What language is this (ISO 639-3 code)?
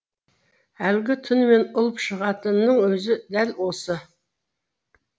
kaz